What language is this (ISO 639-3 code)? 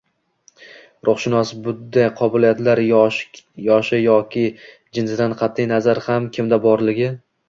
uzb